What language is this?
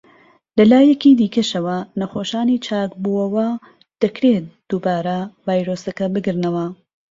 Central Kurdish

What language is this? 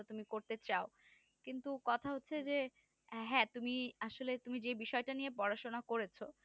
Bangla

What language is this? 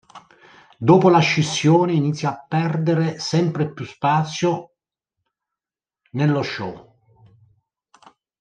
Italian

